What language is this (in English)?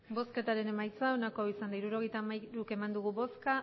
Basque